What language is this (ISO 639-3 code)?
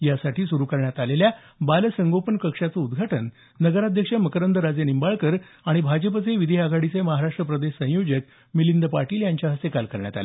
mar